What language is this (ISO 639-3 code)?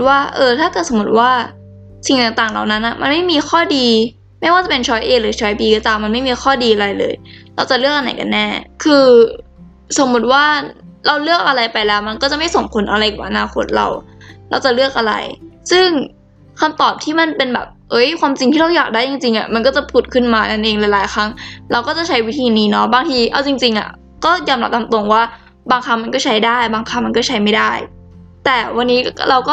tha